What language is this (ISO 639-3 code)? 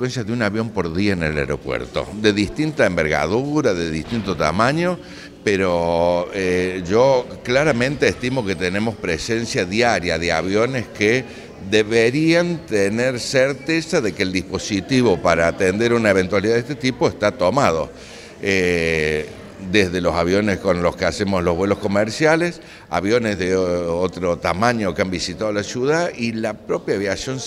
spa